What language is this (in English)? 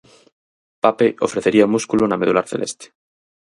Galician